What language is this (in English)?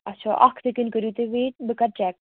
Kashmiri